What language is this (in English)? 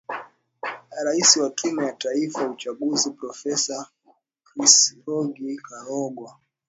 Swahili